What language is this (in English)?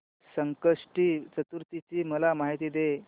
Marathi